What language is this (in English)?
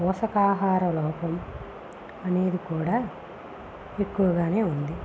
Telugu